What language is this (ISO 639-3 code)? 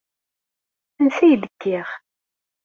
kab